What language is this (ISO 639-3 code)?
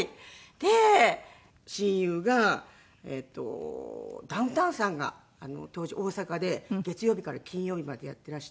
jpn